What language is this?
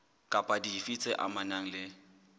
Southern Sotho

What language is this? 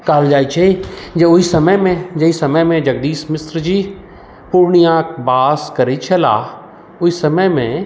Maithili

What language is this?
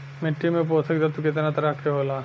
Bhojpuri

